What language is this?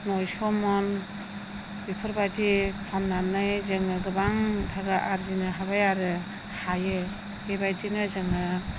Bodo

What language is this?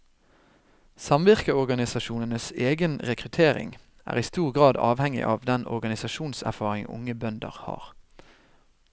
Norwegian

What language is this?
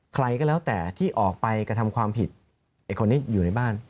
Thai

